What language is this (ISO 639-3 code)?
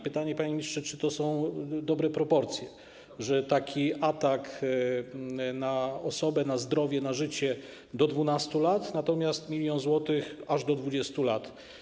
pol